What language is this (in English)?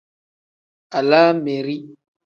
Tem